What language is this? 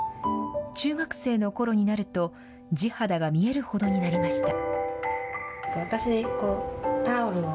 Japanese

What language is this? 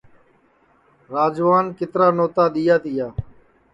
Sansi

